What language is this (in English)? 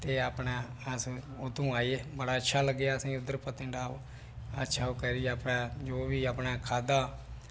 Dogri